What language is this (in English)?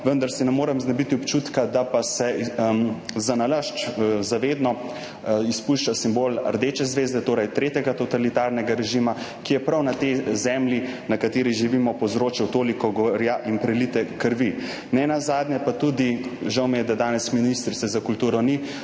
Slovenian